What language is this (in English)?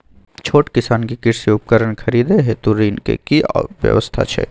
Maithili